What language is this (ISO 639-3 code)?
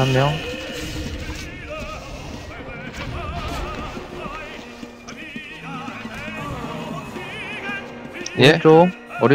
kor